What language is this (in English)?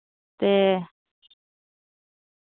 Dogri